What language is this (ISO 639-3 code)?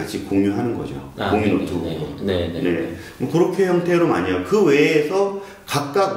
kor